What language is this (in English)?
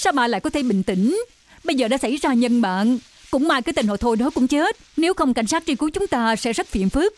Vietnamese